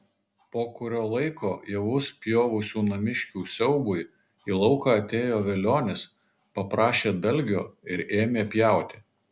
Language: Lithuanian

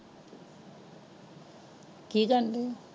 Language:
Punjabi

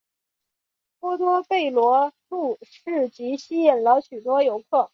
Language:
Chinese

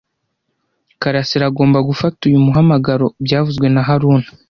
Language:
Kinyarwanda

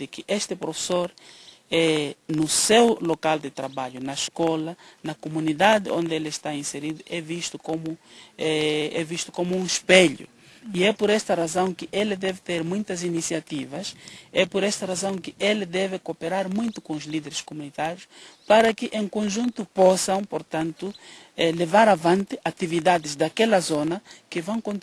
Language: Portuguese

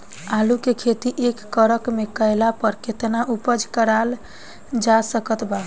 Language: Bhojpuri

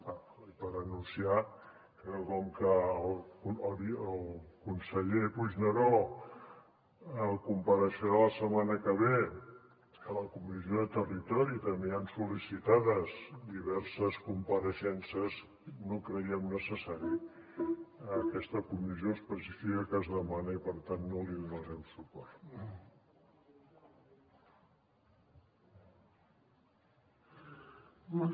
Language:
Catalan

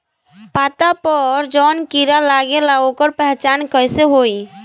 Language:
Bhojpuri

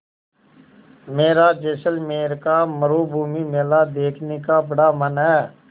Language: Hindi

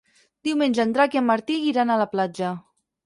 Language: Catalan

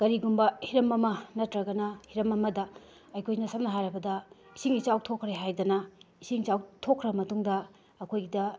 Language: Manipuri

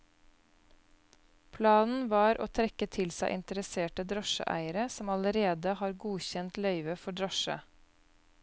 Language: Norwegian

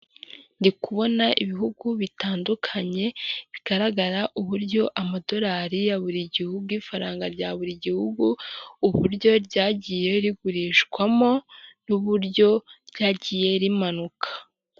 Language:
Kinyarwanda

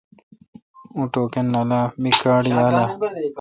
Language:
Kalkoti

